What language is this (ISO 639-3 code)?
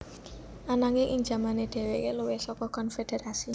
jav